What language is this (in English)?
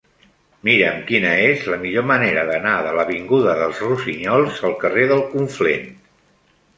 Catalan